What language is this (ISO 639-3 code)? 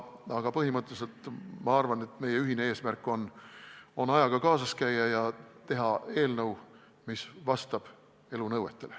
est